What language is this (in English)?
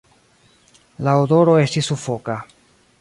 Esperanto